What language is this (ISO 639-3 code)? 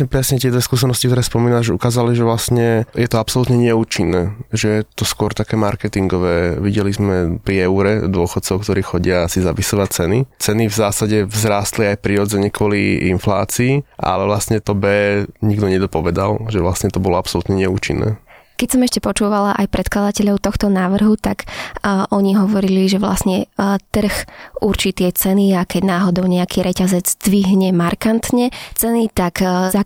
slk